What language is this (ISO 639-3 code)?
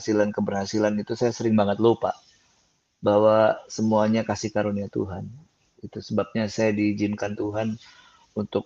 ind